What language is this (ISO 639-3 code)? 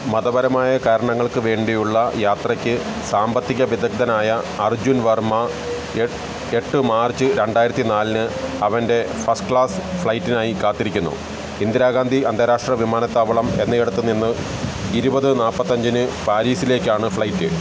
mal